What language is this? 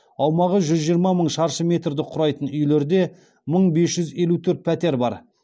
Kazakh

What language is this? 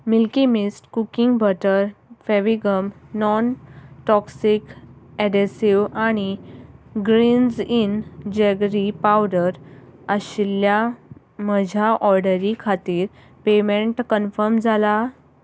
Konkani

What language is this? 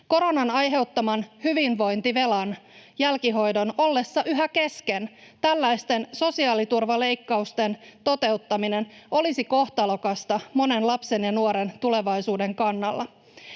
Finnish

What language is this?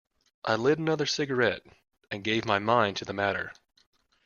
English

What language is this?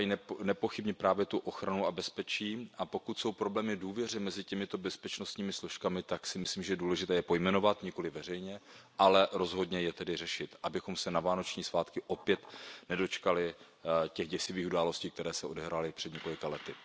Czech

